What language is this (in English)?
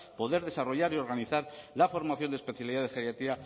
Spanish